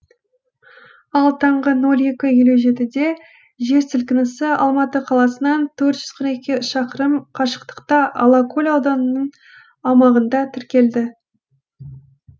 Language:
Kazakh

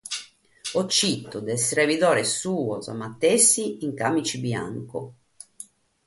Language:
Sardinian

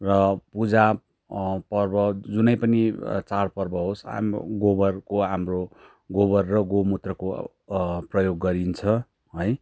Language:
Nepali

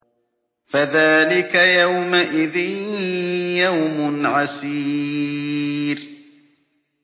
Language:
Arabic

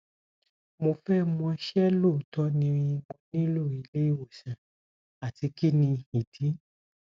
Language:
Yoruba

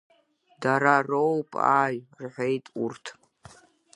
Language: Abkhazian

